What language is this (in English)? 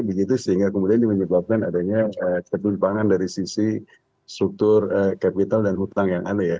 Indonesian